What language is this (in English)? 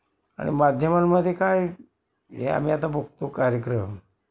Marathi